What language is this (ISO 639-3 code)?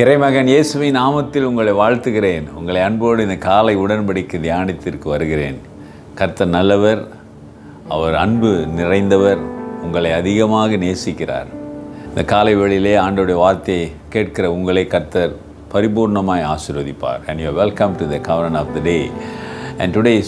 kor